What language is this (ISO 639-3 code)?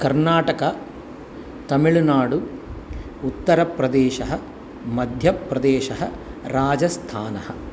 san